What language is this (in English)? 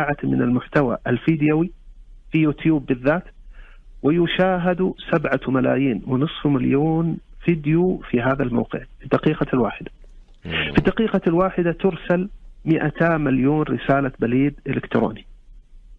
Arabic